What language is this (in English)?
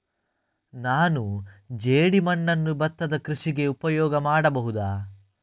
Kannada